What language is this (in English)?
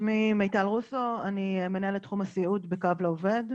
Hebrew